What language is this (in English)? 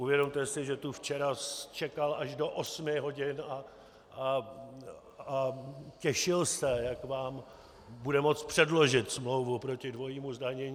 Czech